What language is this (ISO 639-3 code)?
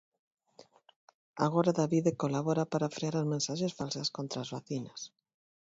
glg